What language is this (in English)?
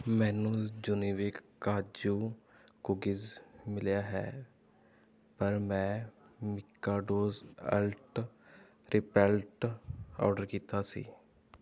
Punjabi